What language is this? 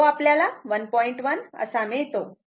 Marathi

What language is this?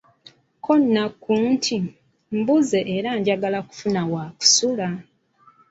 Ganda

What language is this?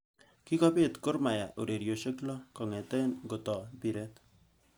Kalenjin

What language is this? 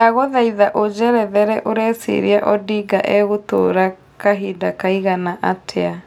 Kikuyu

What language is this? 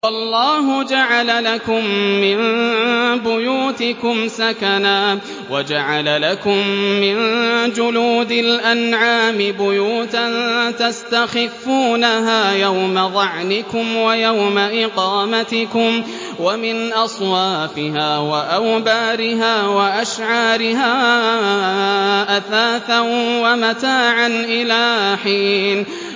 Arabic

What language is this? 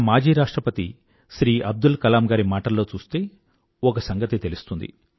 Telugu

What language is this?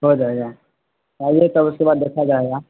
Urdu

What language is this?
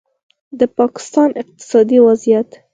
Pashto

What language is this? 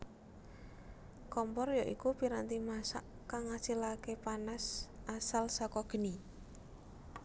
Javanese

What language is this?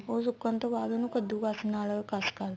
Punjabi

